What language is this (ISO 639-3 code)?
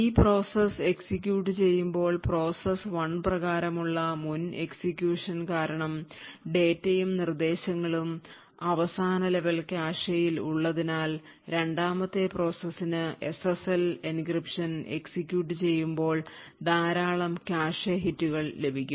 mal